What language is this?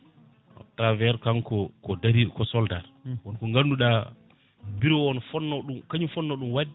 Fula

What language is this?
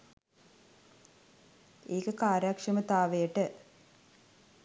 Sinhala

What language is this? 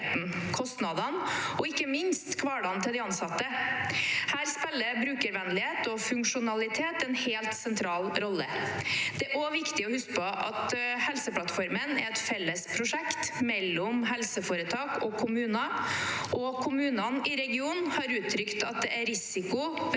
Norwegian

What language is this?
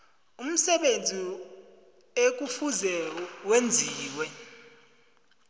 South Ndebele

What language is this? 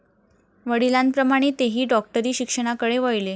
Marathi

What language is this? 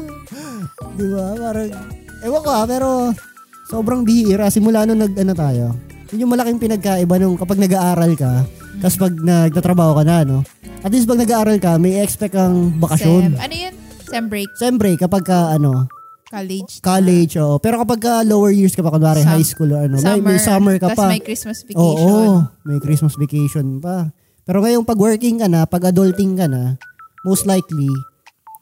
Filipino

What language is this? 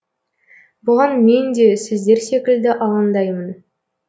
Kazakh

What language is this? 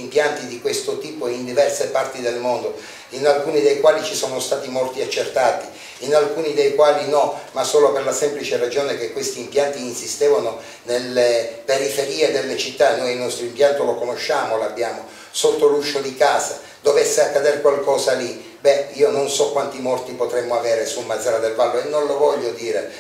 Italian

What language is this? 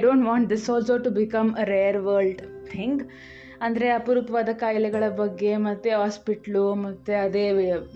Kannada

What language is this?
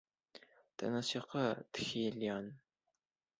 Bashkir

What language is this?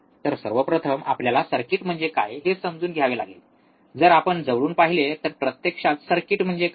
Marathi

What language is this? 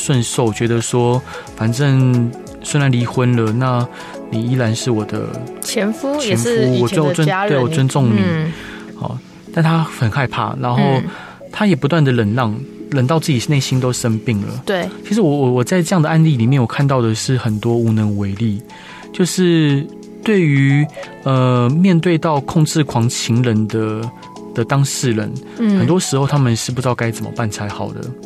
Chinese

